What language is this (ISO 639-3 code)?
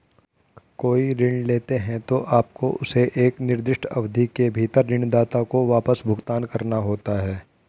hin